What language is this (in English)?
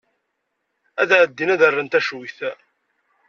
Kabyle